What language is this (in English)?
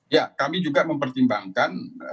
Indonesian